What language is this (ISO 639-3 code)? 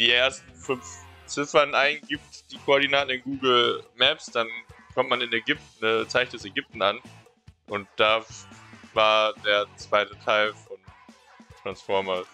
deu